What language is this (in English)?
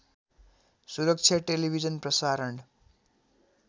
Nepali